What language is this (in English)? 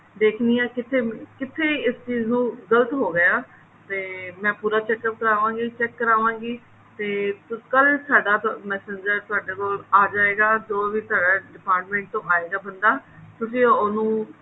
Punjabi